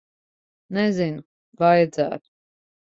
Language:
Latvian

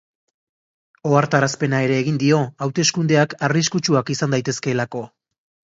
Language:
Basque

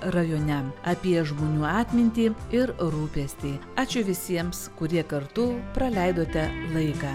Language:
Lithuanian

